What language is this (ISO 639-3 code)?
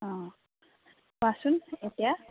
asm